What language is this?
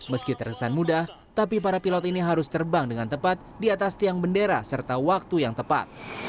Indonesian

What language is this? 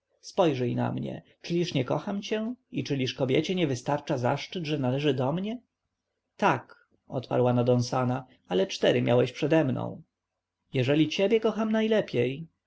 Polish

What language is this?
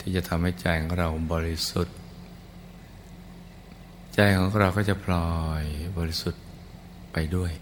Thai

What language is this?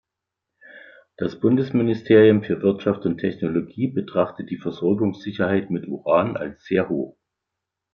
German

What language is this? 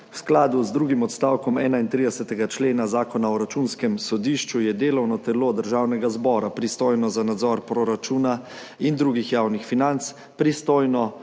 Slovenian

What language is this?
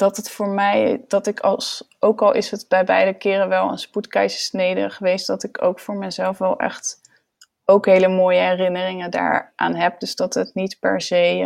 Dutch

